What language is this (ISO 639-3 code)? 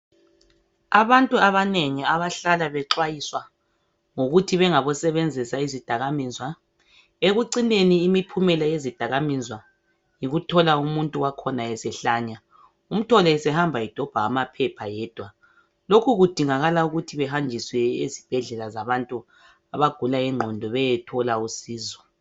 nde